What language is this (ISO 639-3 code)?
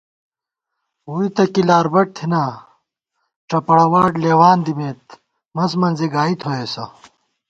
gwt